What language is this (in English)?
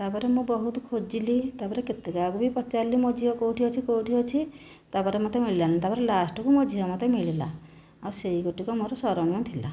Odia